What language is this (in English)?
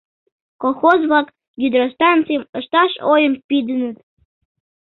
Mari